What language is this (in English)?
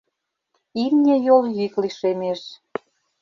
Mari